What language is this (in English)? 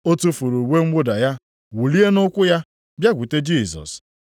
Igbo